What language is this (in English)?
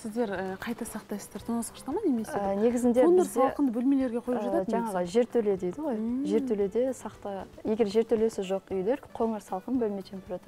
Russian